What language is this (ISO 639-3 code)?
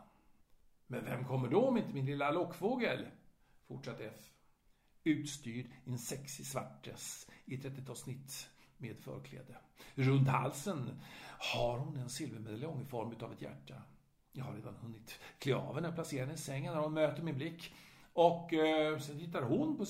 swe